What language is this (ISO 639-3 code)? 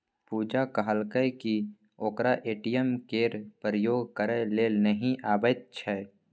mai